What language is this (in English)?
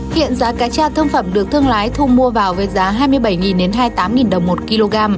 Vietnamese